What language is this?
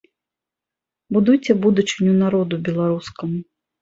Belarusian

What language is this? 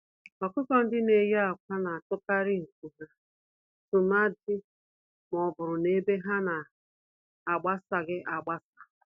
Igbo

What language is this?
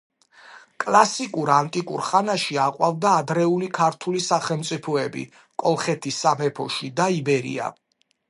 Georgian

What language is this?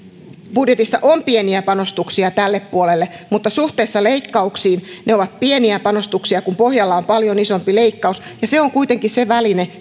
Finnish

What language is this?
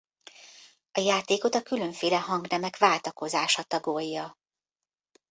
Hungarian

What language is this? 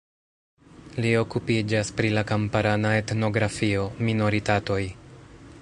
Esperanto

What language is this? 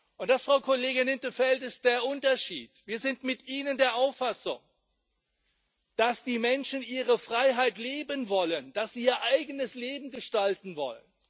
German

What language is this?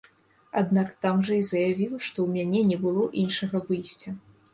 Belarusian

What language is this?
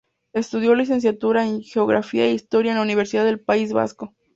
Spanish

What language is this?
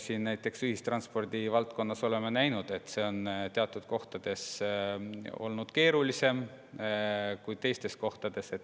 Estonian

